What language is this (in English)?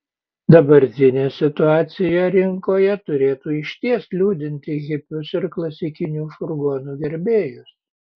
Lithuanian